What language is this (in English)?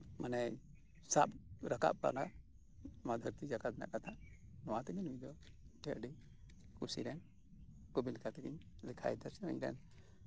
Santali